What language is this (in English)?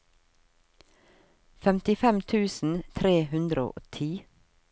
Norwegian